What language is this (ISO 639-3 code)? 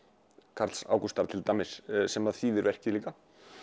isl